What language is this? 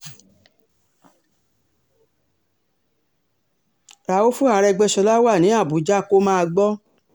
Yoruba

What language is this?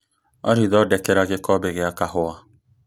Kikuyu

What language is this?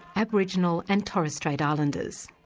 English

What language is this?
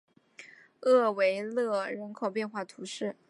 Chinese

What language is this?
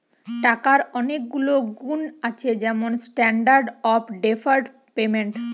Bangla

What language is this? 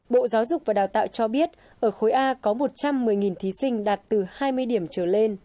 Vietnamese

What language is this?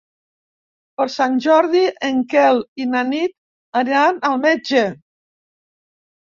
Catalan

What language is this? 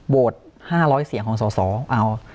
Thai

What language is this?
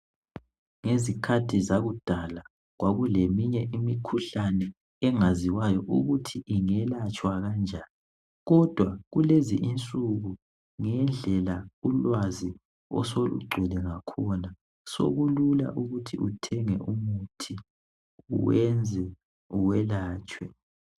North Ndebele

